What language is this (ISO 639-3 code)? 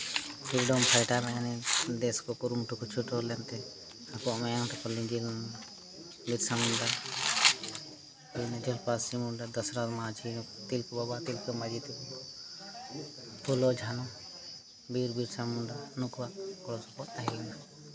sat